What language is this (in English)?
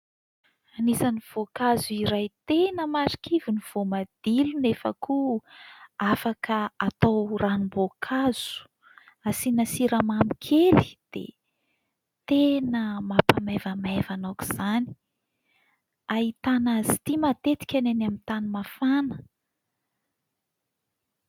Malagasy